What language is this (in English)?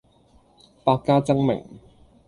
Cantonese